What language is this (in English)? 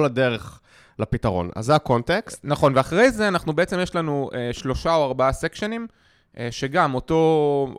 Hebrew